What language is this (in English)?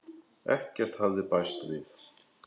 Icelandic